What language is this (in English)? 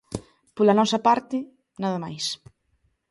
Galician